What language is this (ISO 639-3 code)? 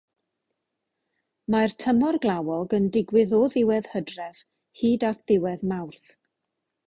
cym